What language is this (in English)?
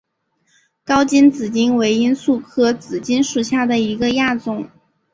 Chinese